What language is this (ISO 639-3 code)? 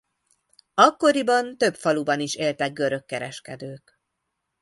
hun